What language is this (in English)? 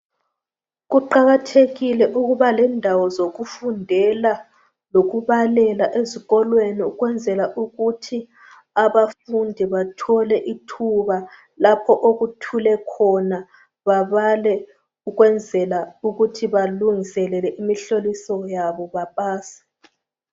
North Ndebele